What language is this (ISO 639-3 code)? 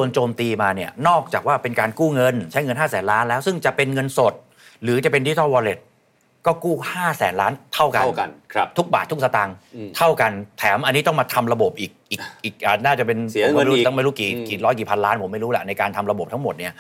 tha